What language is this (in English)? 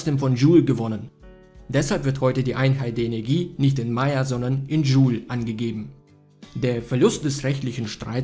German